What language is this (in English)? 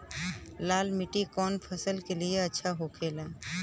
Bhojpuri